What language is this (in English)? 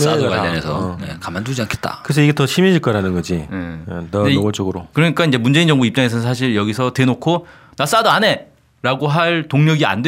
Korean